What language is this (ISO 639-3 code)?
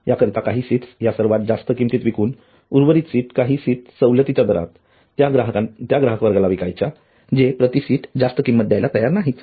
mar